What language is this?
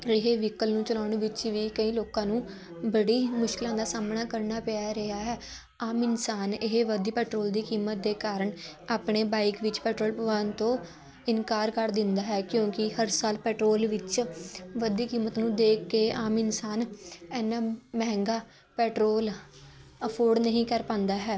Punjabi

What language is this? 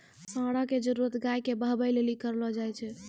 Maithili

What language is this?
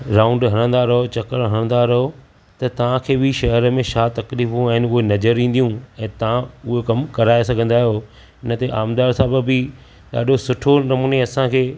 Sindhi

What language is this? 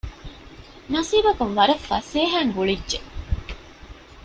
Divehi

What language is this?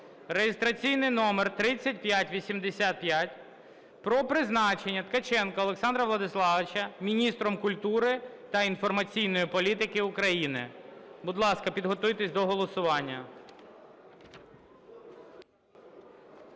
Ukrainian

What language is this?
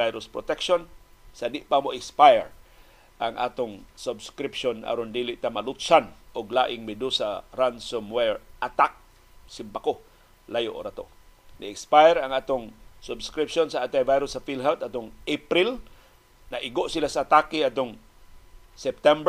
Filipino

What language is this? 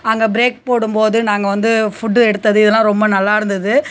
Tamil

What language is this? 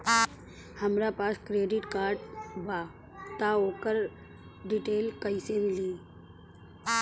Bhojpuri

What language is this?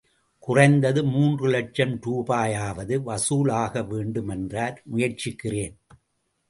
Tamil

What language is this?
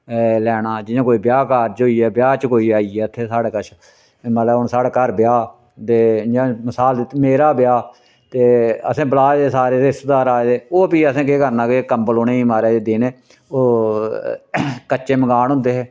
Dogri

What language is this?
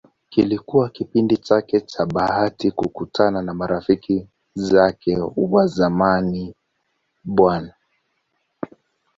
Swahili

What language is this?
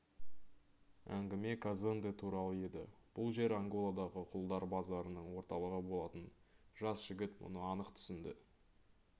Kazakh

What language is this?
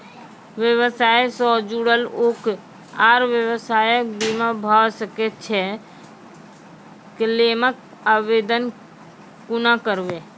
Maithili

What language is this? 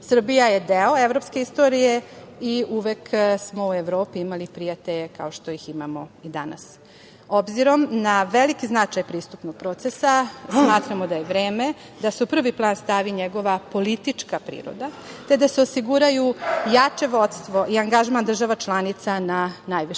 Serbian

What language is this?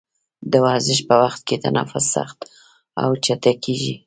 Pashto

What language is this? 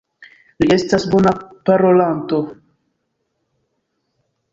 Esperanto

